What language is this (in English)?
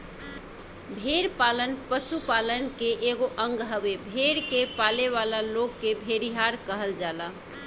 Bhojpuri